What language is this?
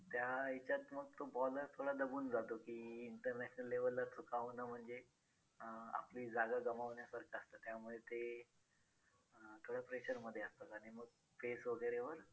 Marathi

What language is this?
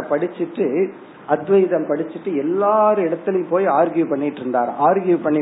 Tamil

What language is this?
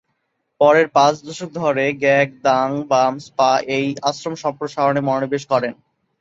Bangla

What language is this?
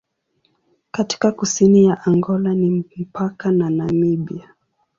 Swahili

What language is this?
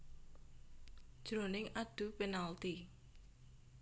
Javanese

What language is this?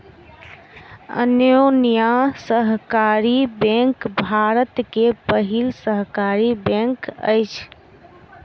Maithili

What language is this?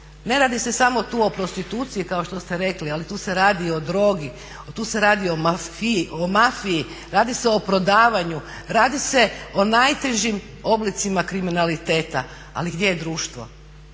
Croatian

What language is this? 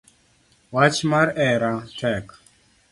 Luo (Kenya and Tanzania)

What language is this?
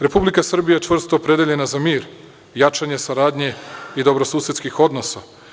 Serbian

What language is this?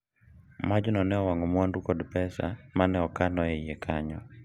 Luo (Kenya and Tanzania)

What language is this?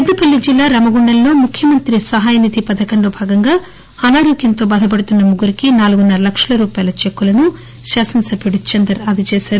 Telugu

